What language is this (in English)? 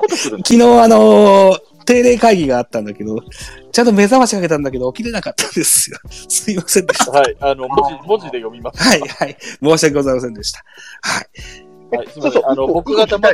Japanese